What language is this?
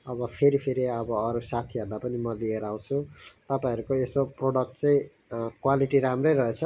Nepali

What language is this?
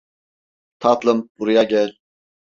Turkish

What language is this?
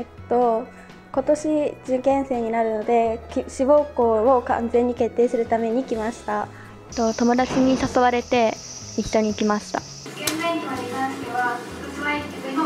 Japanese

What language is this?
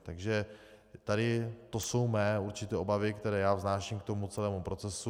Czech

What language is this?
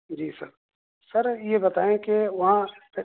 Urdu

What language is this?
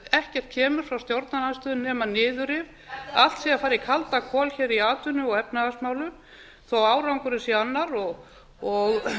Icelandic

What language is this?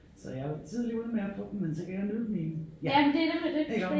Danish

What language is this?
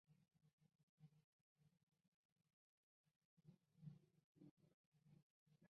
Chinese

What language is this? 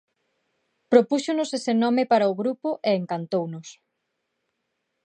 Galician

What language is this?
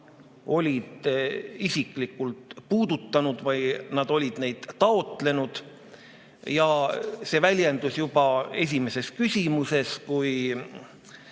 Estonian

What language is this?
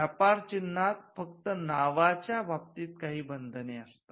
Marathi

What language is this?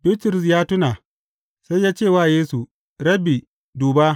Hausa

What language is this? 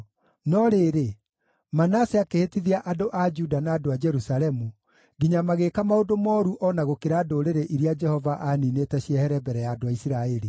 Kikuyu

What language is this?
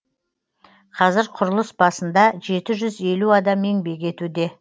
Kazakh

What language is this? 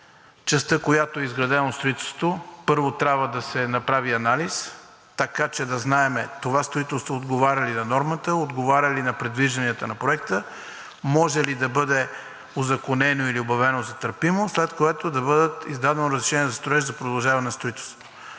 Bulgarian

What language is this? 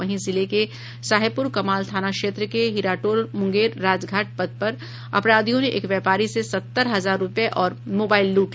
Hindi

